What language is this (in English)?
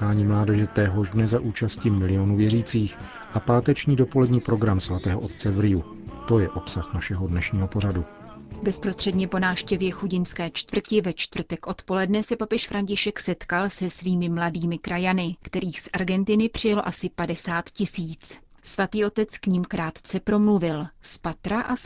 Czech